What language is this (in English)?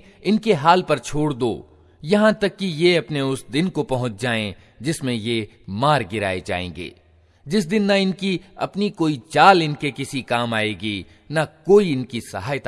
Hindi